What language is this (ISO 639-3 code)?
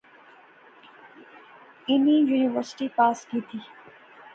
phr